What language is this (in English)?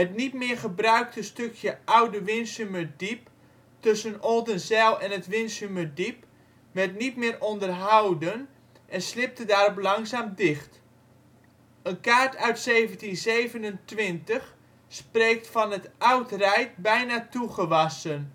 Dutch